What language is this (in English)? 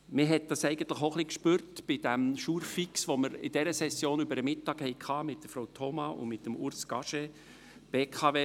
Swiss German